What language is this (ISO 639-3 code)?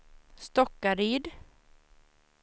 swe